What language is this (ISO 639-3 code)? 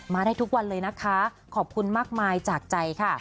tha